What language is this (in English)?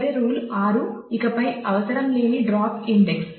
Telugu